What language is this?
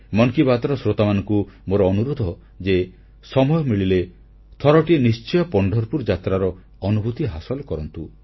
Odia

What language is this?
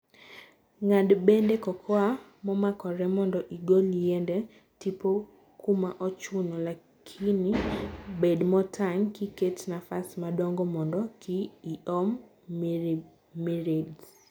Luo (Kenya and Tanzania)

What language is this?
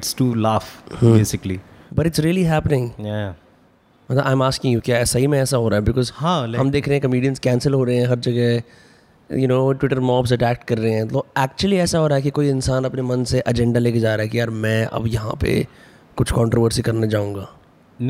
Hindi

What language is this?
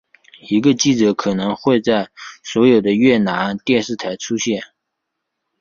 Chinese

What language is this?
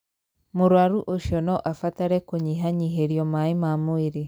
Kikuyu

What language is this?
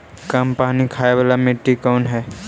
Magahi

